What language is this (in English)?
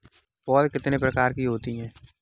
Hindi